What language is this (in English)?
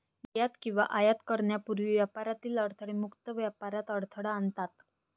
Marathi